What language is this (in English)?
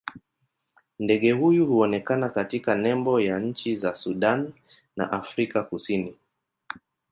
Swahili